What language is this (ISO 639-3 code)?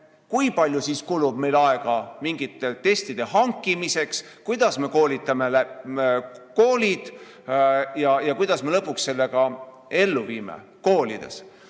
est